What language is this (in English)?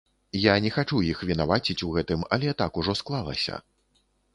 Belarusian